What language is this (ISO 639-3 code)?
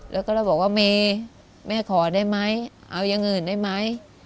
tha